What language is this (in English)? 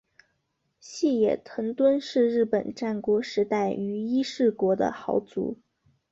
Chinese